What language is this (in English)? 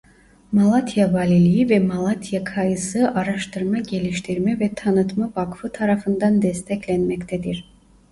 Turkish